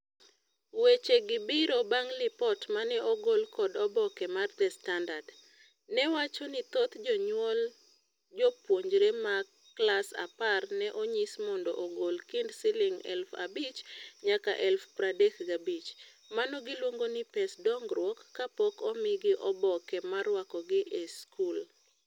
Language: Luo (Kenya and Tanzania)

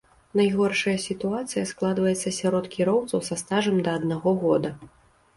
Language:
Belarusian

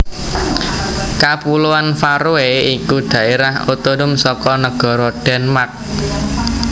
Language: Javanese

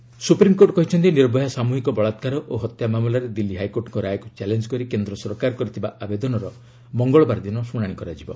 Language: Odia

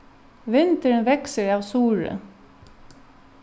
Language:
Faroese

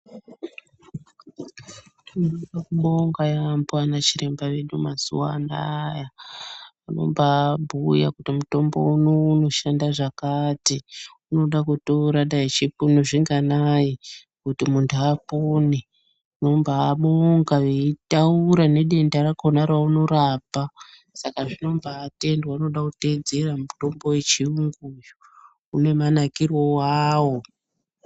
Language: Ndau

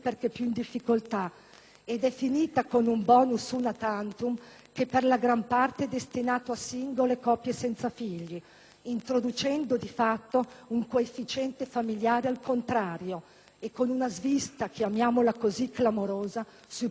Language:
Italian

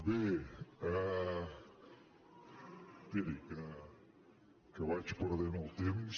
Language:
Catalan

